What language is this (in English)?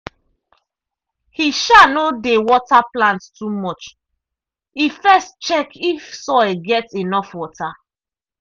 Nigerian Pidgin